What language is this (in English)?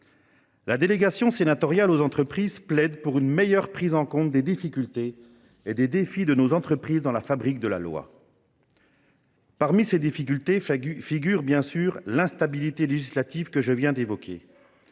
French